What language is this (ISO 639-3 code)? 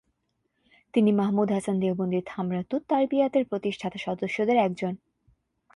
ben